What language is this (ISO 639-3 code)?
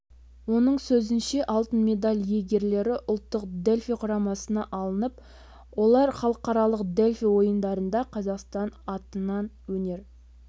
kaz